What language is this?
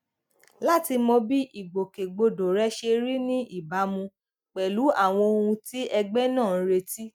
Yoruba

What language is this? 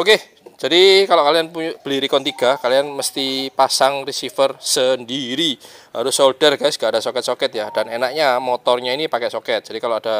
Indonesian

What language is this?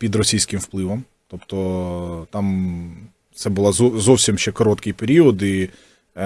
Ukrainian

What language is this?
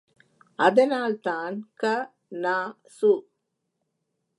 Tamil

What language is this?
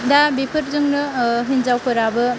Bodo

